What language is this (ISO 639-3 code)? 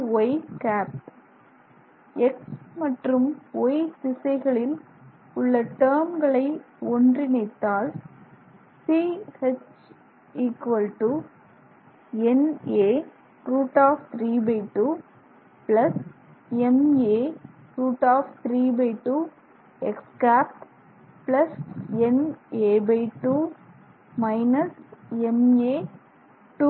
tam